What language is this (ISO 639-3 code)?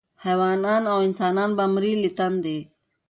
pus